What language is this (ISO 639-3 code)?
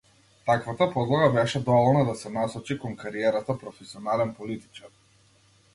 mkd